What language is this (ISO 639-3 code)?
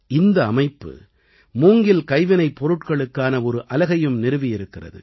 tam